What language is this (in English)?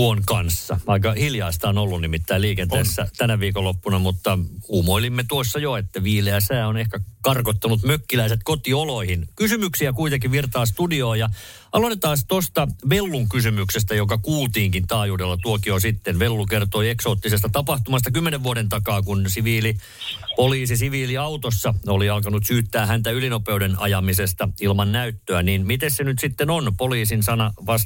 Finnish